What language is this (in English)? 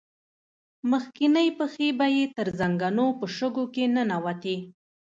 Pashto